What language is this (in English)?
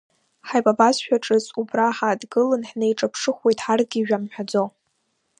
Abkhazian